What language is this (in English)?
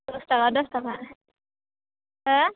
Bodo